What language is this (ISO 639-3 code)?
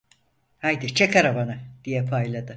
tur